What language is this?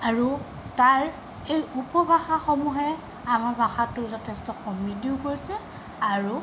Assamese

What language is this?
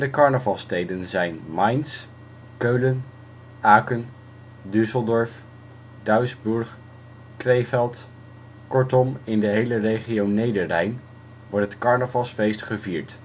Dutch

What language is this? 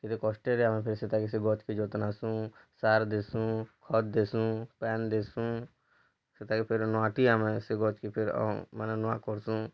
Odia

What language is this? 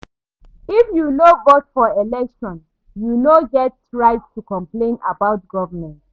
Nigerian Pidgin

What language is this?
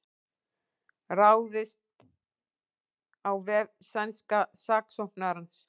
Icelandic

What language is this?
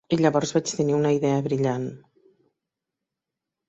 Catalan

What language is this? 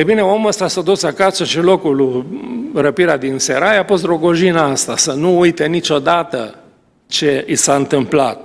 Romanian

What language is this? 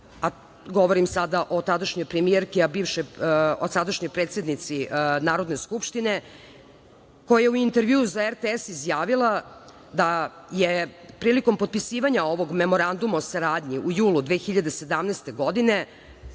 Serbian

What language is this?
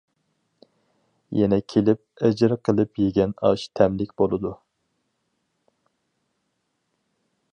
Uyghur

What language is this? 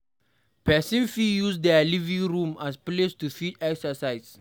Nigerian Pidgin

